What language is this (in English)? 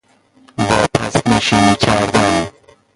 Persian